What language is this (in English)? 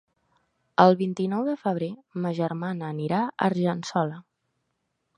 Catalan